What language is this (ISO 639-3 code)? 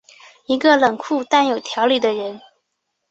zho